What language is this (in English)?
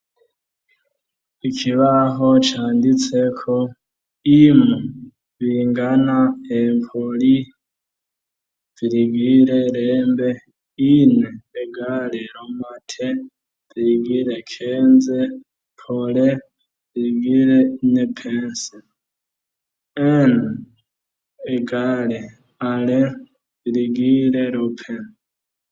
Rundi